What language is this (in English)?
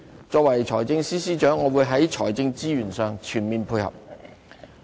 Cantonese